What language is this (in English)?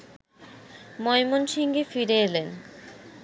Bangla